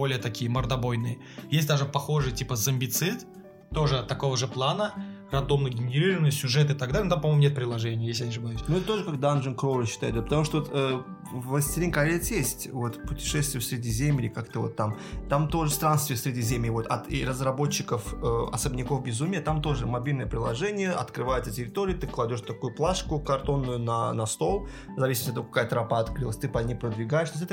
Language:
Russian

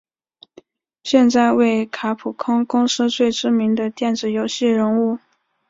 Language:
Chinese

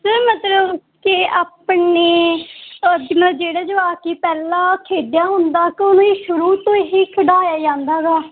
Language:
Punjabi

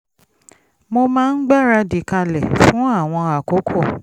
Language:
Yoruba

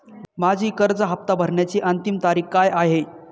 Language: Marathi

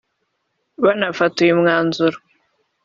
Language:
Kinyarwanda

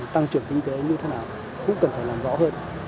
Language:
Vietnamese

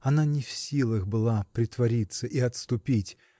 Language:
Russian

